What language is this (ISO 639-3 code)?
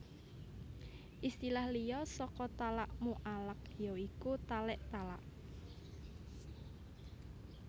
jav